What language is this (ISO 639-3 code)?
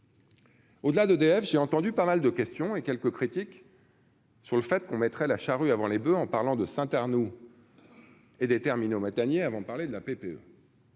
fra